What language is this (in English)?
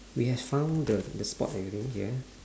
English